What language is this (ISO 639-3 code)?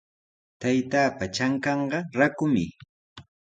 qws